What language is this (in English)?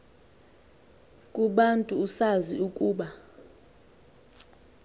Xhosa